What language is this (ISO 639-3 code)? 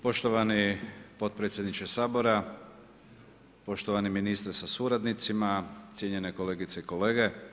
hrv